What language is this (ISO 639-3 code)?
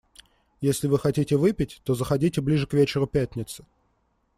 rus